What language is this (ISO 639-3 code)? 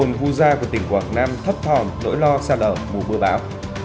vie